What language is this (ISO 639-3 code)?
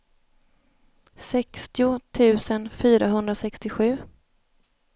swe